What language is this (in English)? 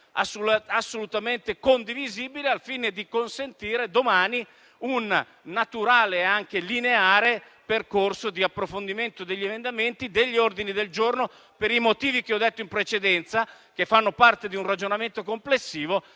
Italian